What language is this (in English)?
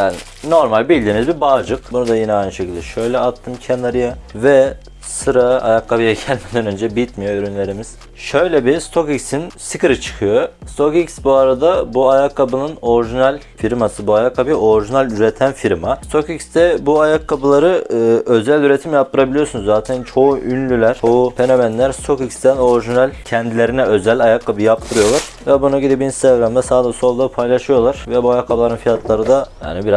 Turkish